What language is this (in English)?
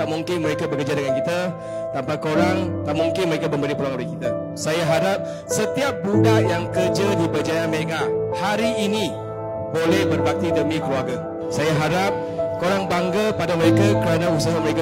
Malay